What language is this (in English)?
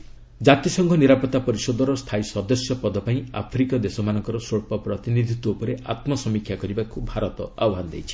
Odia